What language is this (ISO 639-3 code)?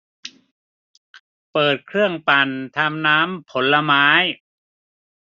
tha